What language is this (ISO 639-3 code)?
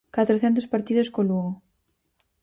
glg